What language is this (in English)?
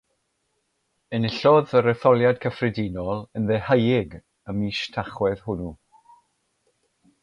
Welsh